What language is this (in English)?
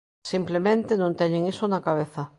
Galician